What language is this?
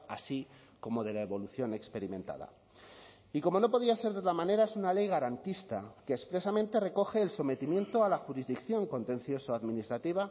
Spanish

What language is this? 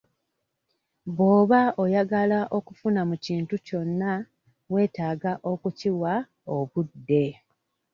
Ganda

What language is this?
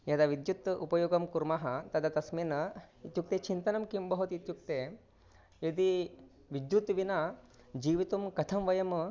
Sanskrit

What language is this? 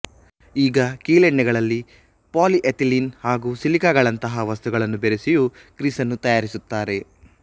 Kannada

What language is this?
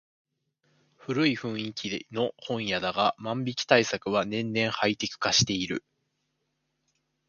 Japanese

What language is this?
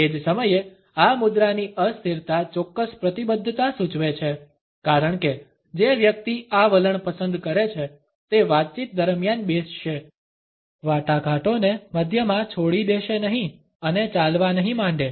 Gujarati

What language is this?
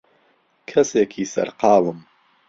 Central Kurdish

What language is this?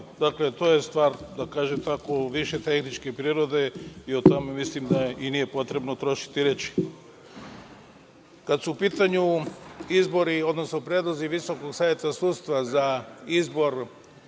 Serbian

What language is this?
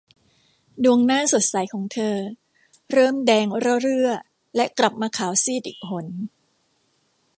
Thai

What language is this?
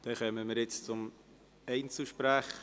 Swiss German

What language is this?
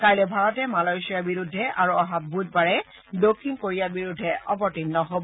Assamese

